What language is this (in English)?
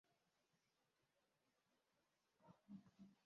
Ganda